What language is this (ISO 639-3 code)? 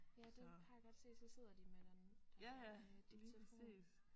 dan